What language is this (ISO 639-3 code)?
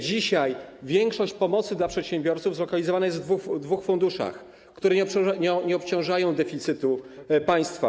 pol